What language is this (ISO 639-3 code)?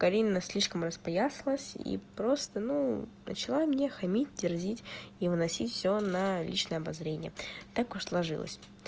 rus